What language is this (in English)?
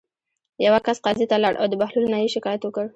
Pashto